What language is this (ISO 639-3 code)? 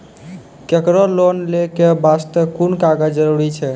mai